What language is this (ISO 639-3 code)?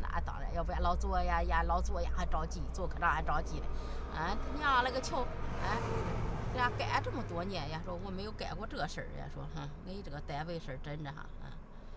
zho